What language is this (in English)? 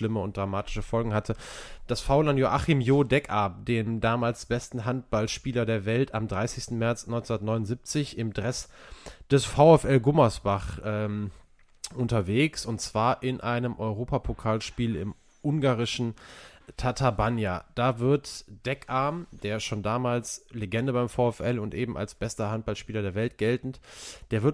German